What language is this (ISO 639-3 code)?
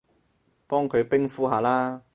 yue